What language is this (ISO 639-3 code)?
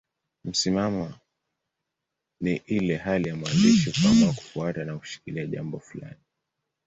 swa